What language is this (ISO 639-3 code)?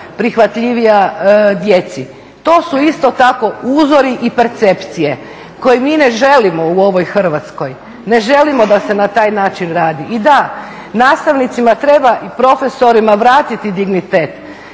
hrv